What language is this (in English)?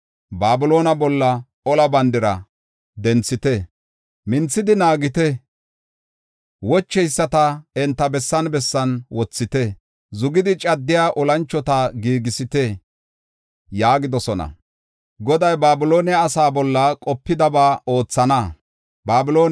Gofa